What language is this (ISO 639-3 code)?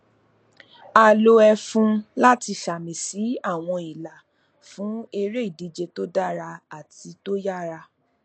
yor